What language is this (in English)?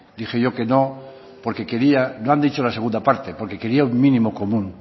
Spanish